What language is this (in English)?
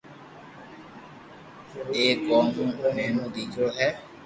Loarki